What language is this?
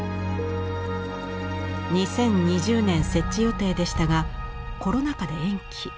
Japanese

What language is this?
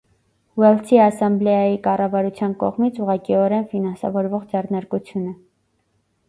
Armenian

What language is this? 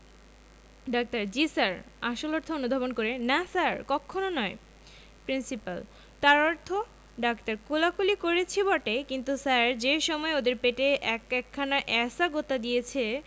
Bangla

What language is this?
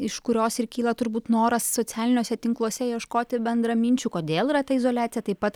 Lithuanian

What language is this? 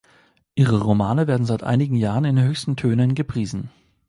German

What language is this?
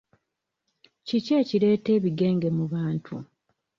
Ganda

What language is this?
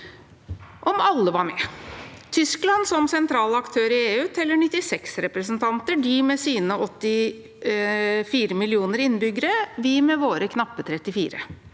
Norwegian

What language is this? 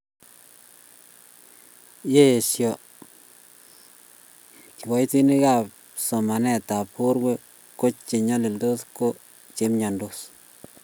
Kalenjin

